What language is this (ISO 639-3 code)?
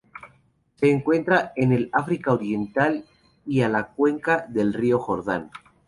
spa